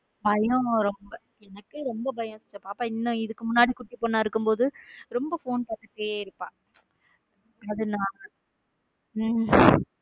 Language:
Tamil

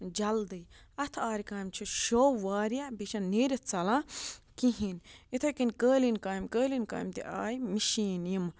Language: Kashmiri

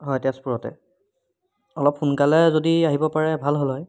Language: Assamese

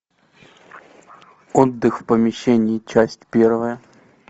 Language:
Russian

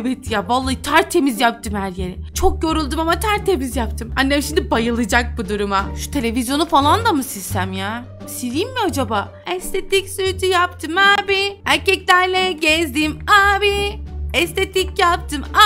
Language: Turkish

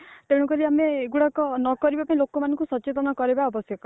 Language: Odia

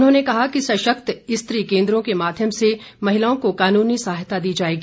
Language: Hindi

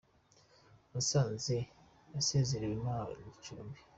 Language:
Kinyarwanda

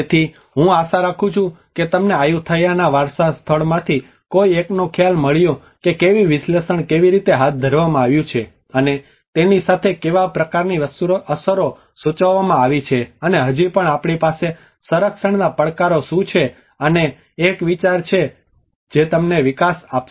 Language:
Gujarati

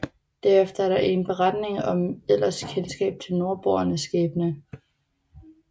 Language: Danish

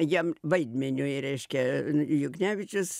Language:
Lithuanian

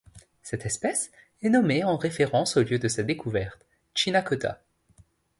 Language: French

